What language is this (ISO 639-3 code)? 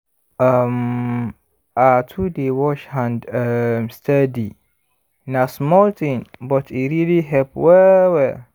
pcm